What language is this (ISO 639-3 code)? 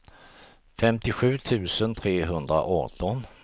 swe